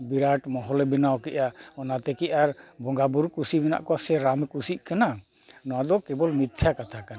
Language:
Santali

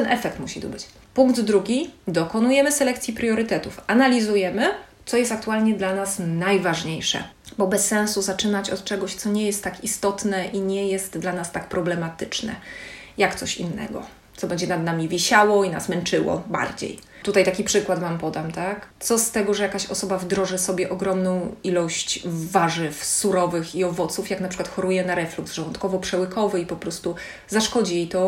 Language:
Polish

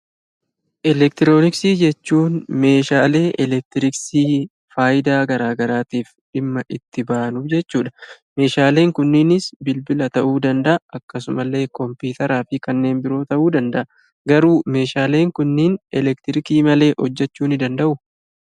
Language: Oromo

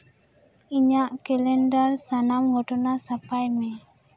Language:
Santali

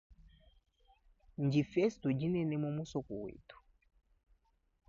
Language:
Luba-Lulua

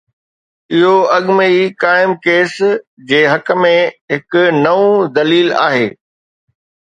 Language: Sindhi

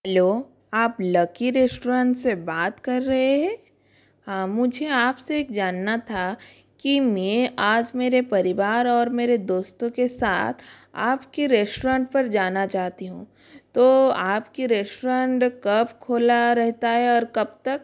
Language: Hindi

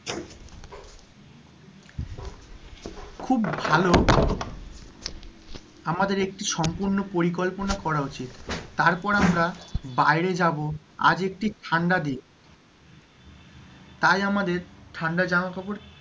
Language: Bangla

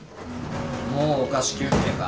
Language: Japanese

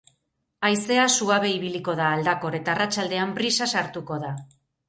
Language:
Basque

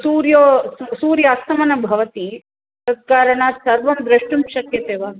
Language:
Sanskrit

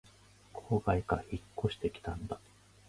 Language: Japanese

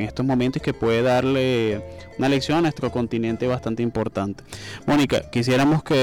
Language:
Spanish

